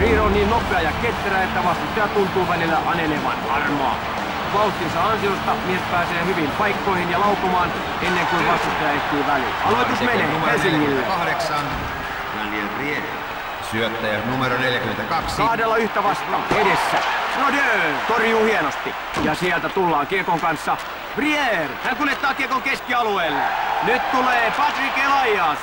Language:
Finnish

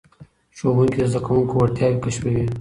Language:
Pashto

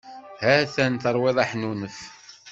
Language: Kabyle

